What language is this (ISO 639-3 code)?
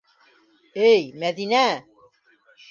bak